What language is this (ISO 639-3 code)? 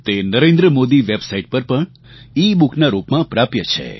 guj